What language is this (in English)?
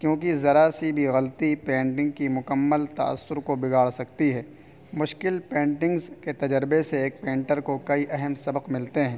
Urdu